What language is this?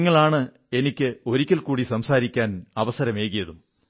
Malayalam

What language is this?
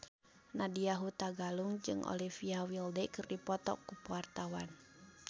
Sundanese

